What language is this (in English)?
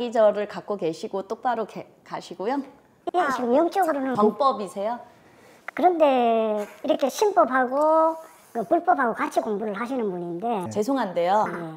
Korean